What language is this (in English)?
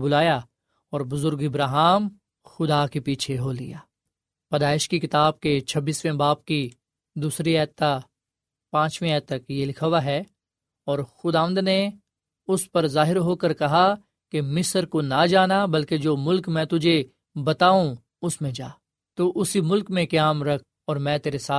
Urdu